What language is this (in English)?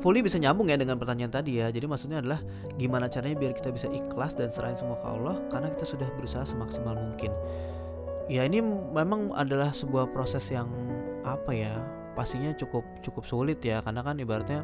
Indonesian